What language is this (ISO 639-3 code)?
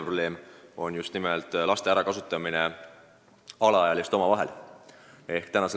est